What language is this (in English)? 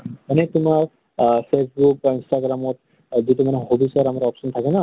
Assamese